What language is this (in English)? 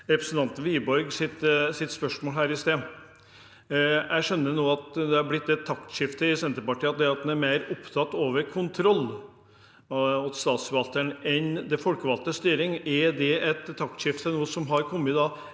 Norwegian